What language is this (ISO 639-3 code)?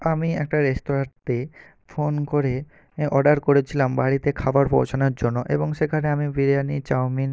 ben